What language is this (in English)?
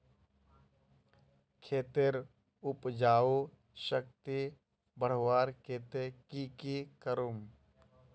Magahi